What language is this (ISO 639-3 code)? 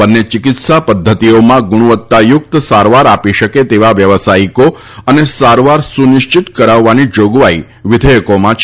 guj